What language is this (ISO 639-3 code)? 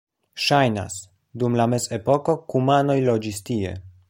epo